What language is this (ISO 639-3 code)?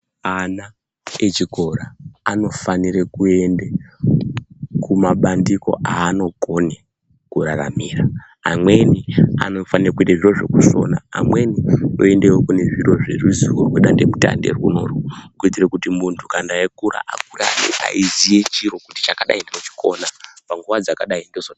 ndc